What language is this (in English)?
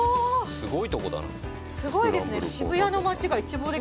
Japanese